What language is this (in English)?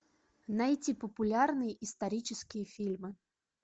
Russian